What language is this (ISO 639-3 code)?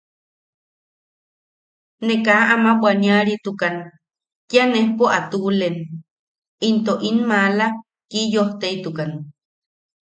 yaq